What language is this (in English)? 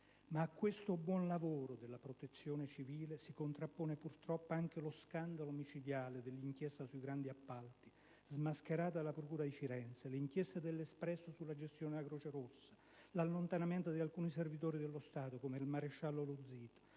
Italian